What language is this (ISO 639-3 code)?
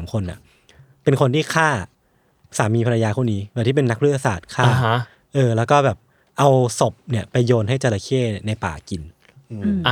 tha